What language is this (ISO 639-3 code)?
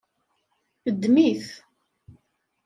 kab